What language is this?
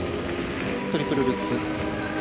Japanese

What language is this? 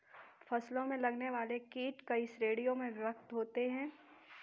Hindi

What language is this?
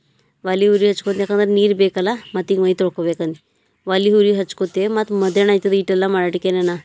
Kannada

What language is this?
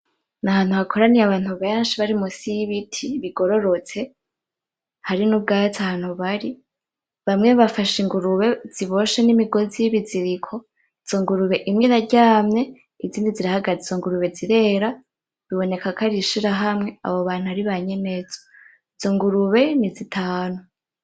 Rundi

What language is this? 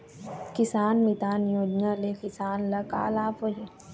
Chhattisgarhi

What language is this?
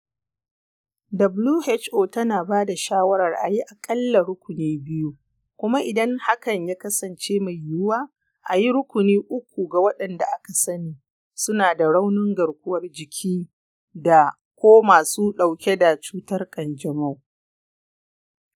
Hausa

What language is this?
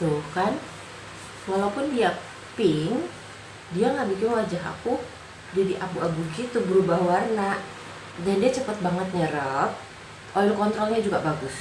Indonesian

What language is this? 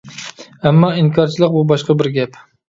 Uyghur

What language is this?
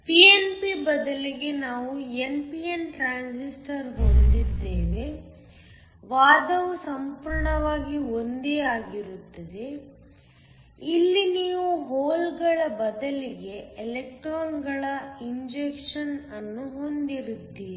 Kannada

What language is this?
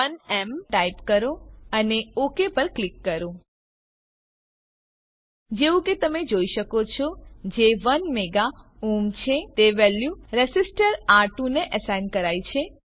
Gujarati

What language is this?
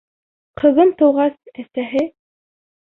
Bashkir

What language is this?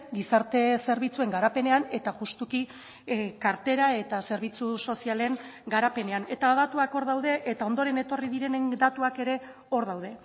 Basque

